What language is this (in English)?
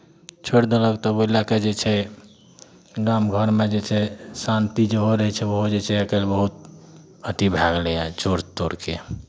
Maithili